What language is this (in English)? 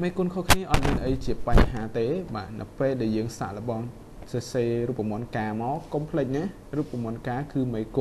Thai